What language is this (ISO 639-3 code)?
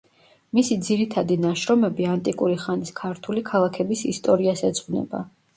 kat